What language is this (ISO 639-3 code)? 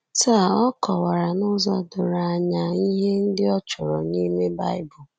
ibo